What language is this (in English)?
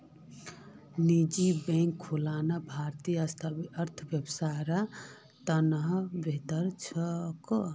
Magahi